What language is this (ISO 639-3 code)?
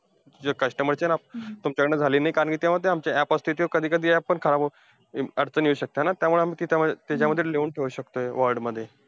mar